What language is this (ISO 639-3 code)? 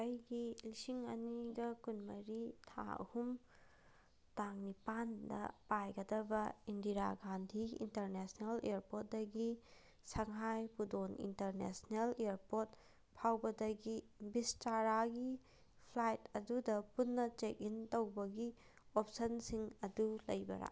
mni